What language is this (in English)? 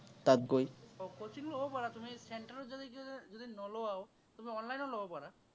Assamese